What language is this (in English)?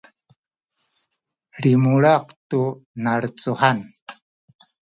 Sakizaya